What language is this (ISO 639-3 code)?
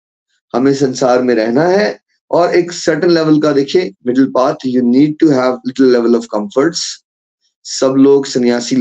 hin